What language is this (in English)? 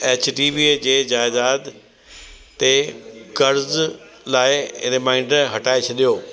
Sindhi